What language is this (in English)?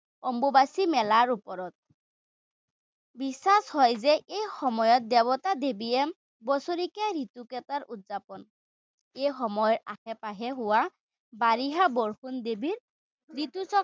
Assamese